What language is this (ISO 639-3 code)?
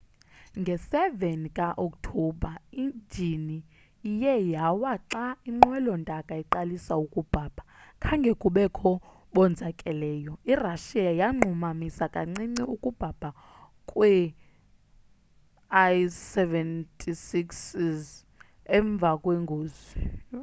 xho